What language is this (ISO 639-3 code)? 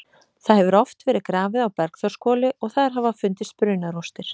isl